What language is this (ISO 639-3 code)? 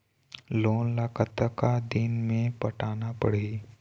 hne